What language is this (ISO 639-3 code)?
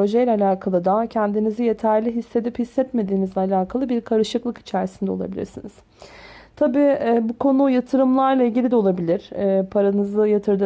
tur